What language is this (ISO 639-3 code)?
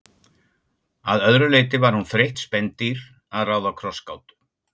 isl